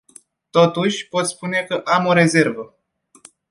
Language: Romanian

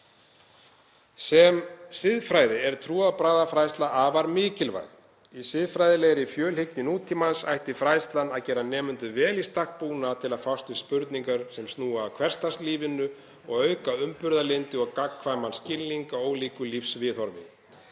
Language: Icelandic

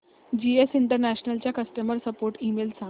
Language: Marathi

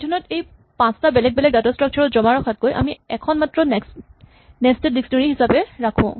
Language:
Assamese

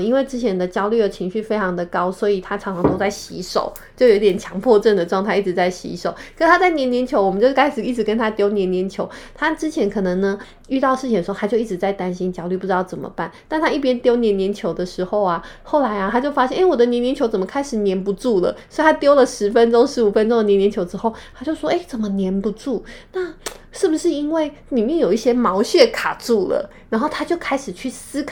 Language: Chinese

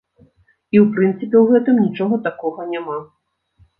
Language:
Belarusian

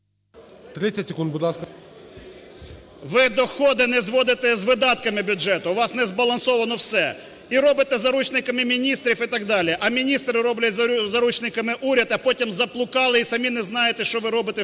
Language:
Ukrainian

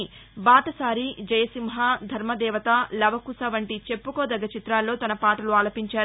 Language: Telugu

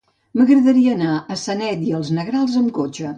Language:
Catalan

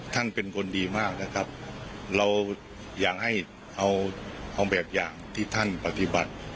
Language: Thai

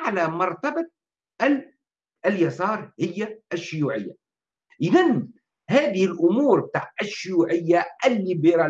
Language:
Arabic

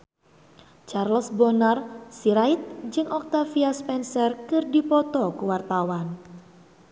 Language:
Sundanese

